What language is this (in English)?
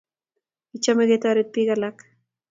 Kalenjin